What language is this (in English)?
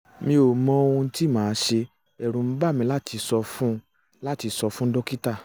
Yoruba